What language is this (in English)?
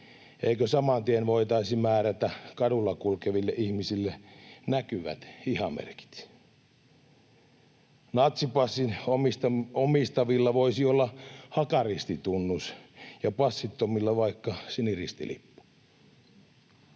Finnish